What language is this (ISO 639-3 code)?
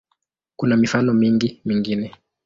swa